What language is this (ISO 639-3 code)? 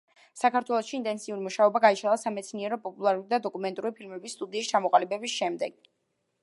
kat